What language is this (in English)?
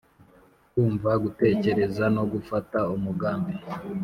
Kinyarwanda